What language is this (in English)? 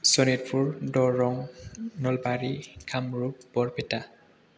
Bodo